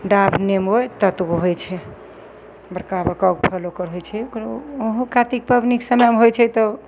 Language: Maithili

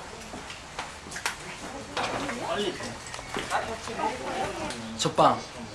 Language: Korean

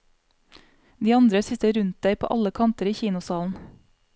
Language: Norwegian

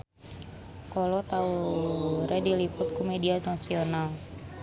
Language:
Sundanese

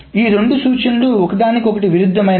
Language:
Telugu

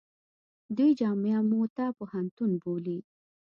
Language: Pashto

